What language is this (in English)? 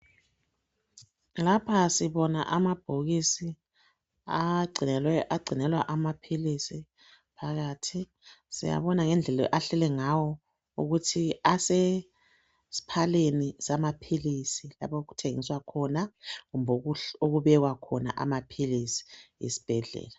North Ndebele